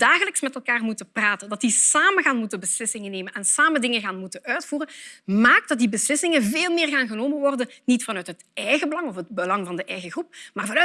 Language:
Dutch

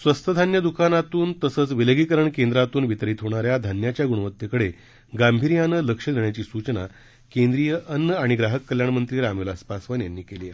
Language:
Marathi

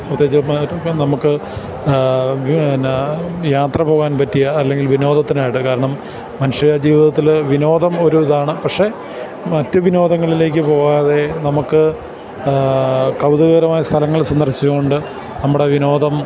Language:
Malayalam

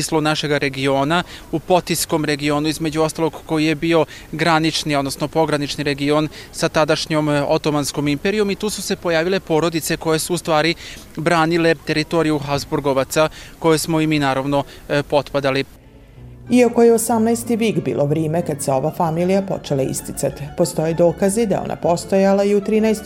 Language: Croatian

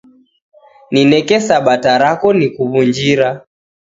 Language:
Taita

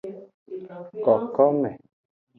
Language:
Aja (Benin)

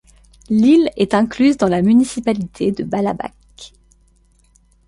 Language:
French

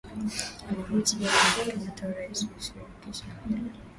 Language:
Swahili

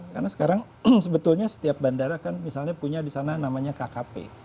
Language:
Indonesian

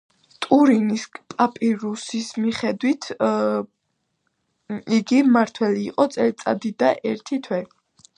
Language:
Georgian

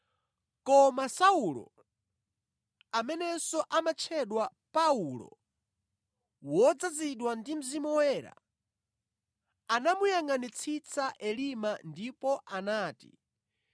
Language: Nyanja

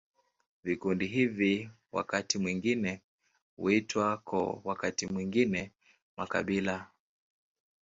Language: Swahili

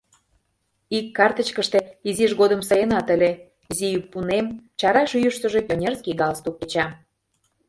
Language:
Mari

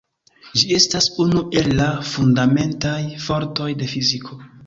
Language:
Esperanto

